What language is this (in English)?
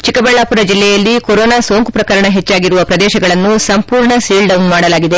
Kannada